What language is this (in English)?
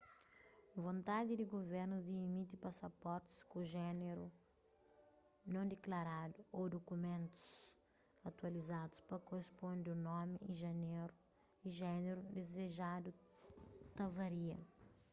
Kabuverdianu